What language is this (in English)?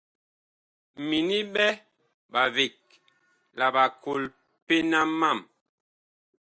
Bakoko